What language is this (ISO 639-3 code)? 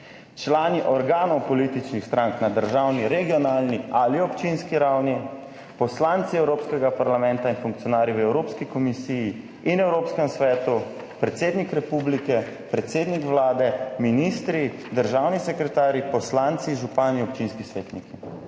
slv